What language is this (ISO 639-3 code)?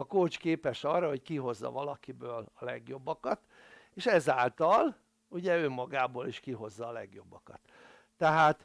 hun